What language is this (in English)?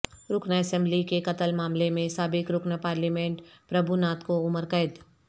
Urdu